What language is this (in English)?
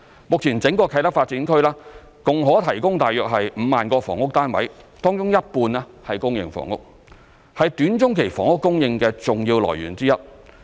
Cantonese